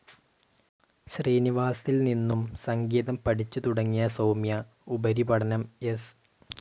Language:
Malayalam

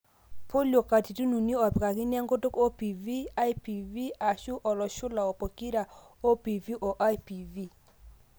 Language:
Masai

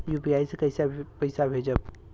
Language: Bhojpuri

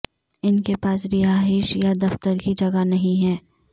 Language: Urdu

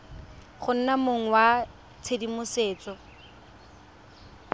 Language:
Tswana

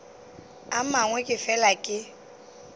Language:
Northern Sotho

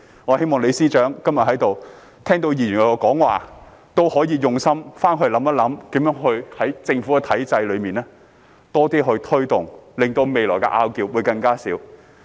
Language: Cantonese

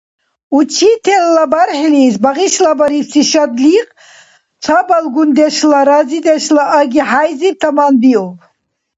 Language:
Dargwa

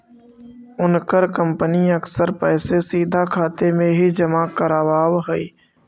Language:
Magahi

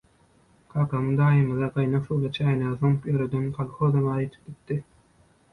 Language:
Turkmen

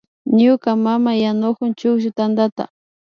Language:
Imbabura Highland Quichua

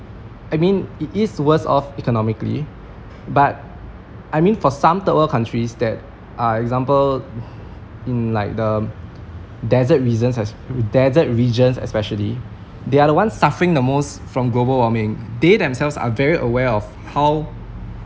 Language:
English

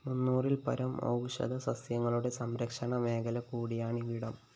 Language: Malayalam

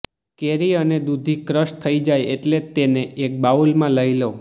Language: Gujarati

